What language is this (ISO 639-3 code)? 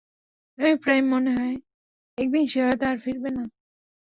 ben